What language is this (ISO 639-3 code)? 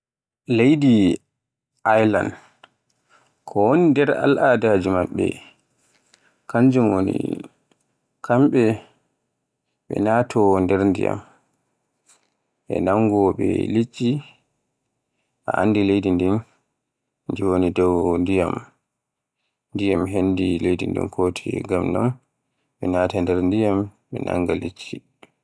fue